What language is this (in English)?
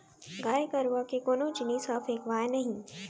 Chhattisgarhi